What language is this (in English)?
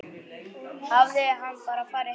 Icelandic